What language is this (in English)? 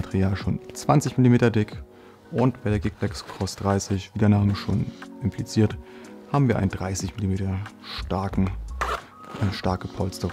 German